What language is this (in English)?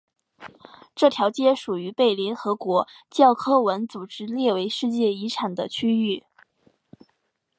Chinese